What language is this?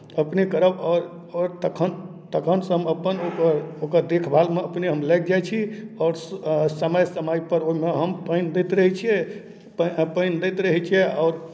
Maithili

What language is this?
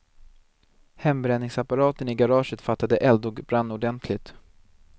Swedish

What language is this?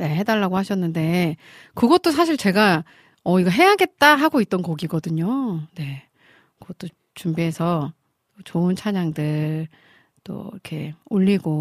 Korean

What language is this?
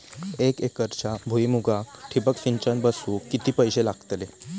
Marathi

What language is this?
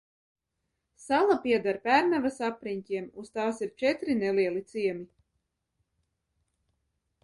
Latvian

